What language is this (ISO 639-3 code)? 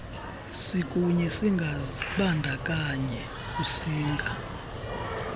xho